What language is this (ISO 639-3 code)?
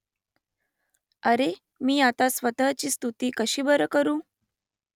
mar